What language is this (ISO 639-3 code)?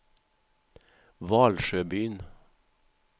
swe